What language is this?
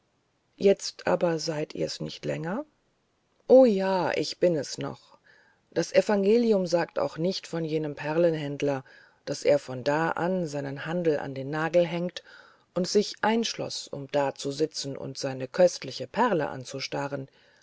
German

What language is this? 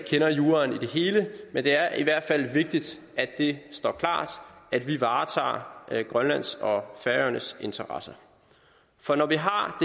Danish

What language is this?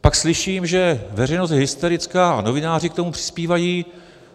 Czech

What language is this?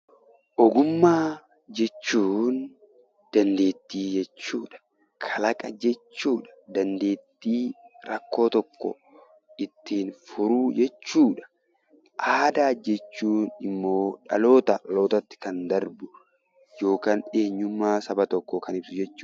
Oromo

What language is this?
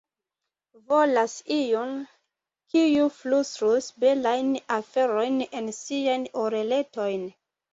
Esperanto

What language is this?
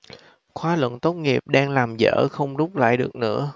Vietnamese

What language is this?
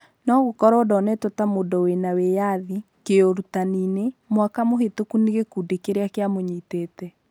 Kikuyu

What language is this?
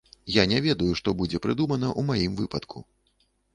Belarusian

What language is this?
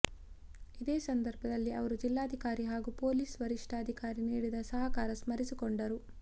Kannada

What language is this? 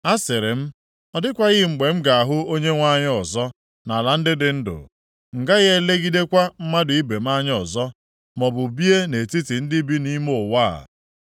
Igbo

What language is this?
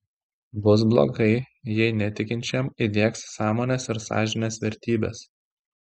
Lithuanian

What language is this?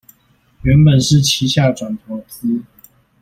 Chinese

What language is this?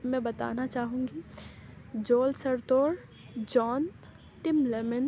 Urdu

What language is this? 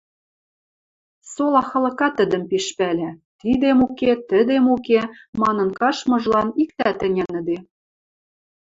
Western Mari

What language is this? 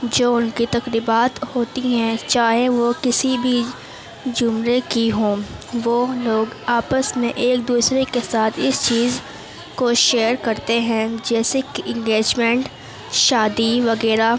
Urdu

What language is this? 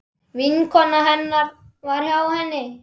Icelandic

